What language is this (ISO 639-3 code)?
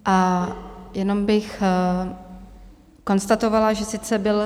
ces